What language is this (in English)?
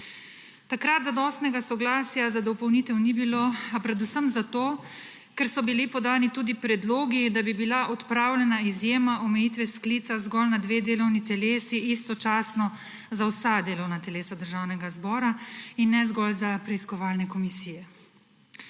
Slovenian